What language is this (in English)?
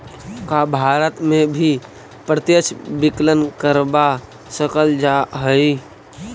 Magahi